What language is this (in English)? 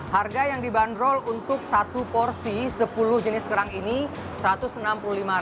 Indonesian